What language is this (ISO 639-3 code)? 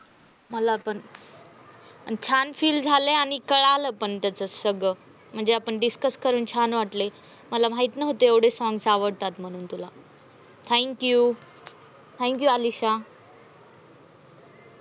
mar